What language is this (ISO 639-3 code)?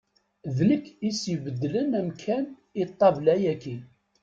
kab